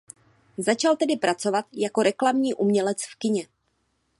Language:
Czech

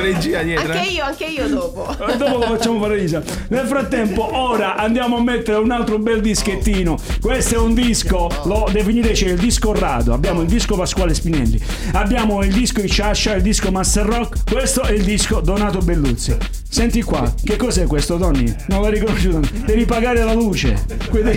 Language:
Italian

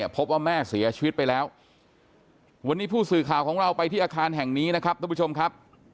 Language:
Thai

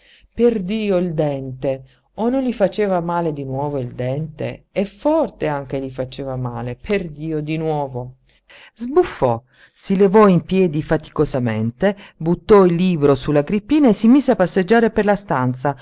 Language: Italian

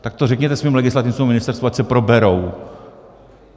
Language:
Czech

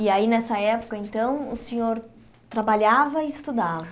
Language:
Portuguese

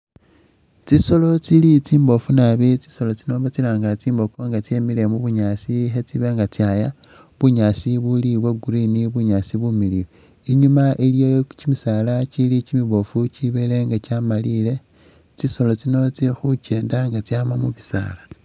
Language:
Masaaba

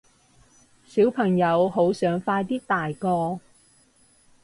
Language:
Cantonese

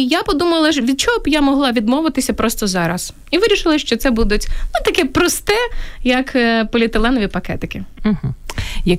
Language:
Ukrainian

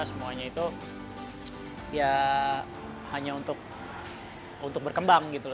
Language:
Indonesian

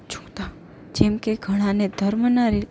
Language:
Gujarati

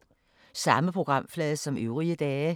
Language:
Danish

